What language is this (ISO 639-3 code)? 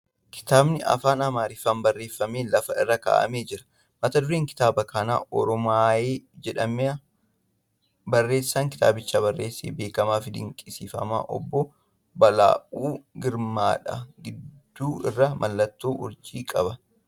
orm